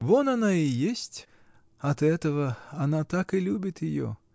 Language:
Russian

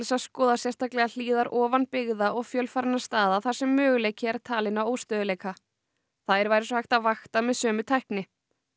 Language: Icelandic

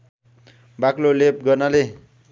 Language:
Nepali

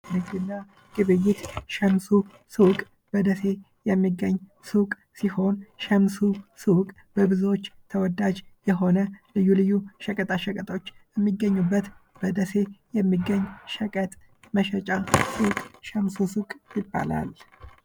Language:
Amharic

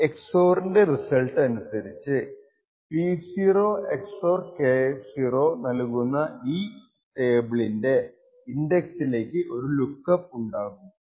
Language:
Malayalam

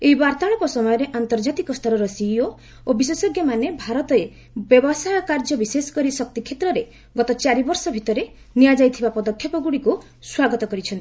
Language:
Odia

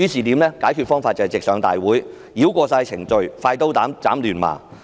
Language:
Cantonese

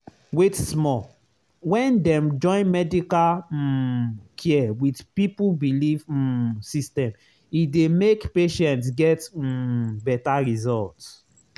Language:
Nigerian Pidgin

